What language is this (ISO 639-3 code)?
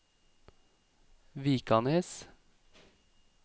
nor